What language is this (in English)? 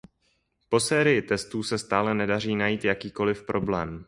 Czech